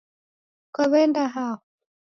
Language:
Taita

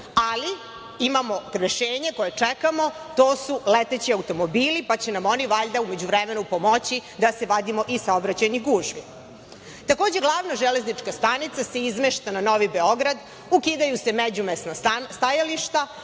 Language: Serbian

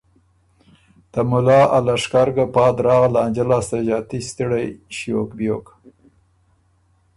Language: Ormuri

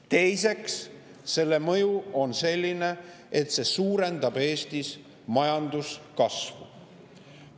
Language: Estonian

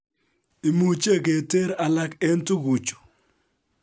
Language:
Kalenjin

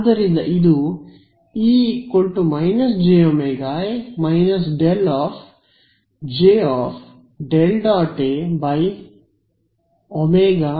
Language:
Kannada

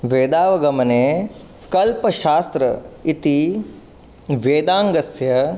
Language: Sanskrit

